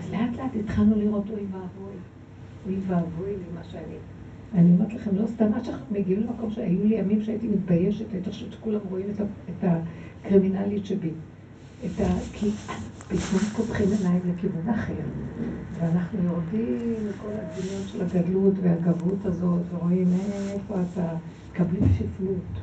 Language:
Hebrew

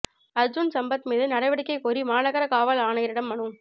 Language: Tamil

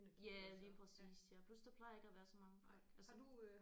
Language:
Danish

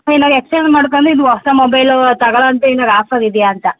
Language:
Kannada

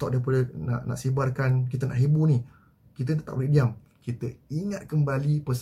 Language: Malay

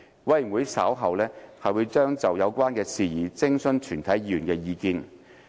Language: Cantonese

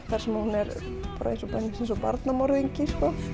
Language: Icelandic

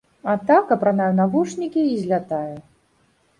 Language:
Belarusian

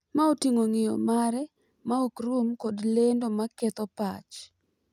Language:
Luo (Kenya and Tanzania)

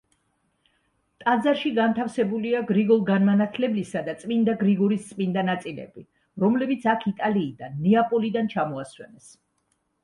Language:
Georgian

